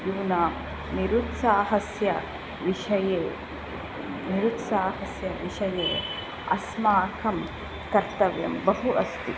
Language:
Sanskrit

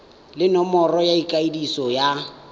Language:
Tswana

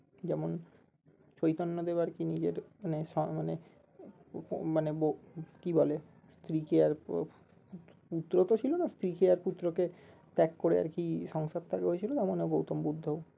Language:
Bangla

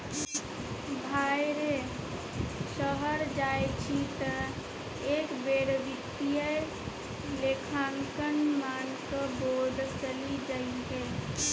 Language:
Maithili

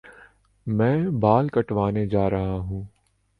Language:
Urdu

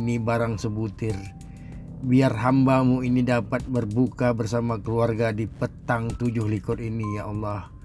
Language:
Indonesian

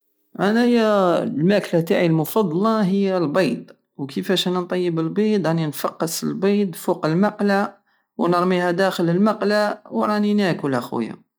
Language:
Algerian Saharan Arabic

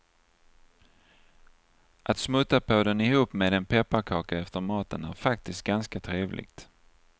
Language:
Swedish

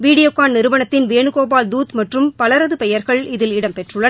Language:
Tamil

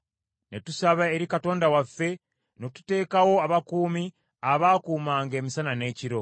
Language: Ganda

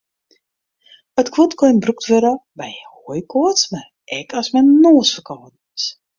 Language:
Western Frisian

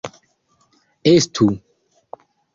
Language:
Esperanto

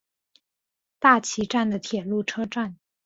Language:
Chinese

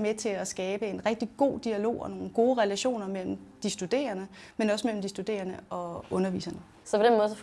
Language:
Danish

